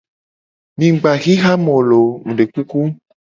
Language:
Gen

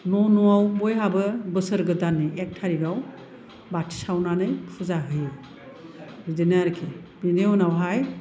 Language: Bodo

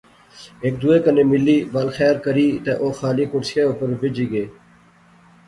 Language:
Pahari-Potwari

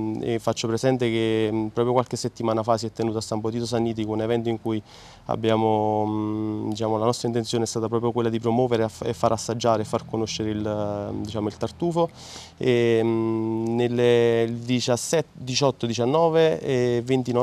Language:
Italian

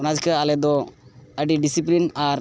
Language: Santali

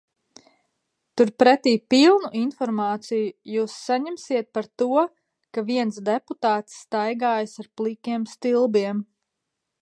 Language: Latvian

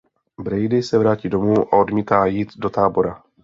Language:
Czech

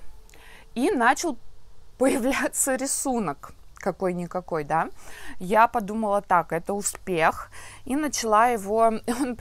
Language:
Russian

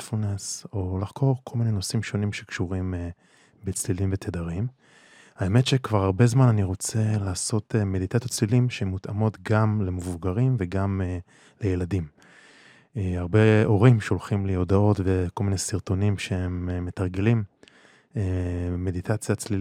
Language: Hebrew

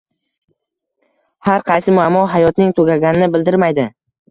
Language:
Uzbek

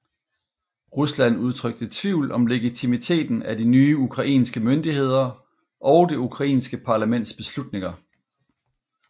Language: Danish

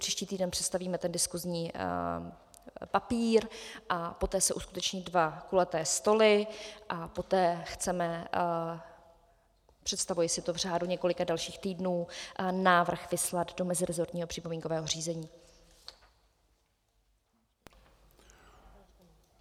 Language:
Czech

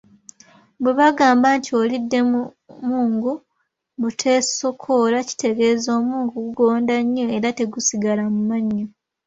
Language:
Ganda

